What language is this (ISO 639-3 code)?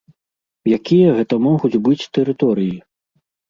bel